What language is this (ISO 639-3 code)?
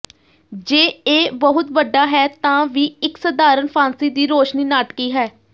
pan